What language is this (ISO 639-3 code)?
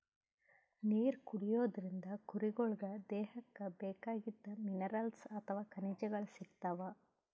kan